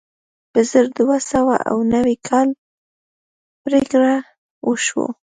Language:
Pashto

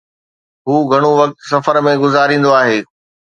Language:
Sindhi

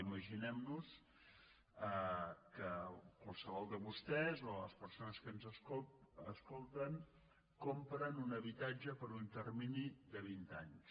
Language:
Catalan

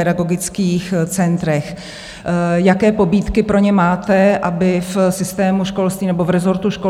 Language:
Czech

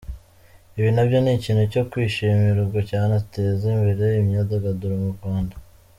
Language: Kinyarwanda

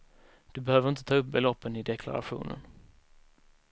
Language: Swedish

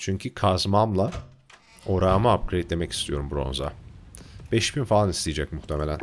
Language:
Turkish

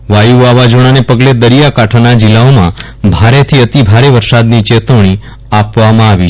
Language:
Gujarati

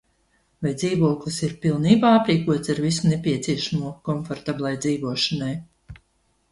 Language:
Latvian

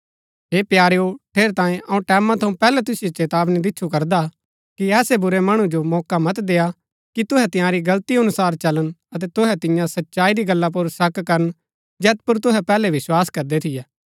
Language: Gaddi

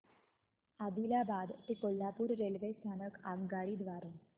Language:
Marathi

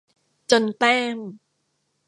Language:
Thai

